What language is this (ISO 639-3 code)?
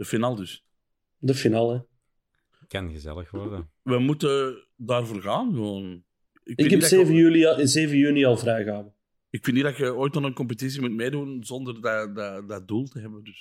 nld